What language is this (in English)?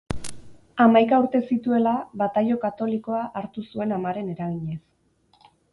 Basque